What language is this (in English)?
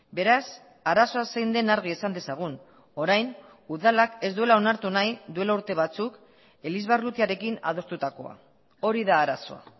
Basque